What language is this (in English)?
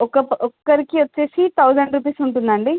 Telugu